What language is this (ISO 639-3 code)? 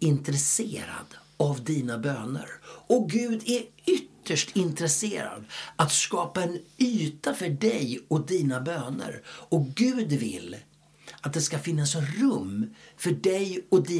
swe